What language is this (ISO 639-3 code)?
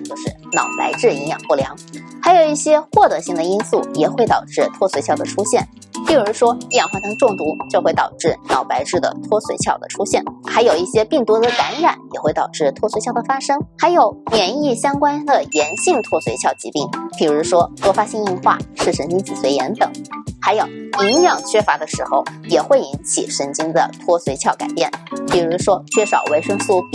zho